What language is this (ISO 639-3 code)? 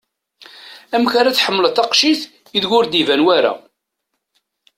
kab